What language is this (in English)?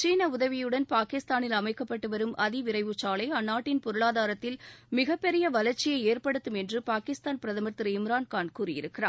Tamil